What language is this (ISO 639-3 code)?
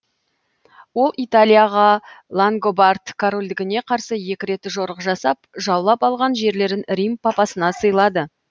kaz